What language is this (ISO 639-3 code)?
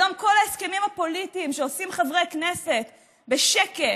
heb